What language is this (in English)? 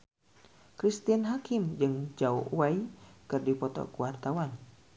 Sundanese